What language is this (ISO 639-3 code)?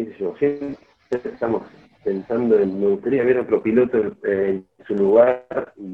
spa